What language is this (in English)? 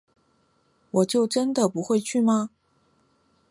Chinese